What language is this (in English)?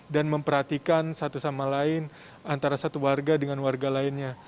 Indonesian